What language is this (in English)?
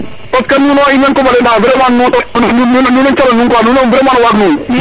Serer